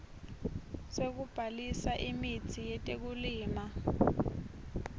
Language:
Swati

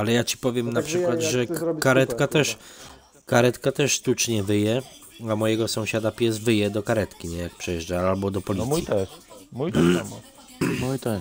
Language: Polish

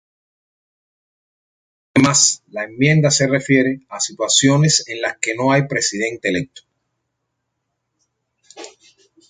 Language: Spanish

